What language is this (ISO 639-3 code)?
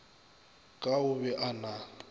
nso